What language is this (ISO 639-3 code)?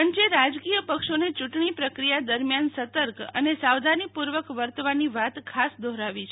guj